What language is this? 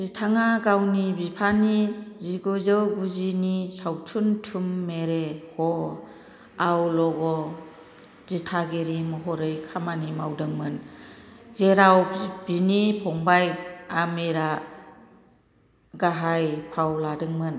Bodo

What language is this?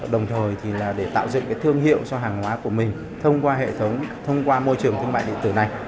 Vietnamese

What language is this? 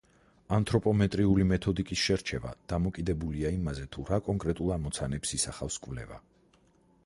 Georgian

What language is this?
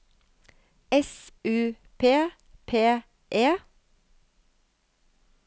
Norwegian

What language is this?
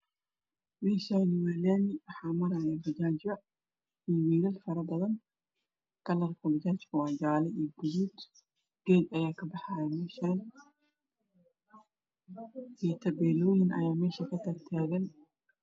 Somali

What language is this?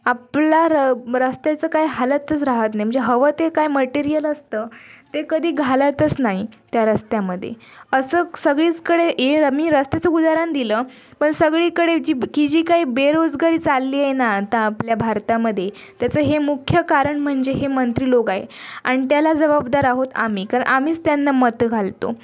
Marathi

